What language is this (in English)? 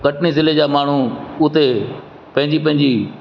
Sindhi